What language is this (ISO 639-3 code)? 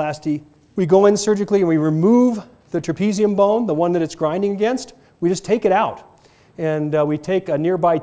eng